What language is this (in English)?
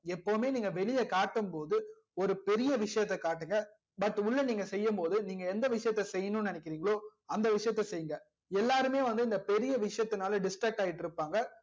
Tamil